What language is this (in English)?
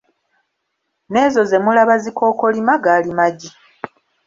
Ganda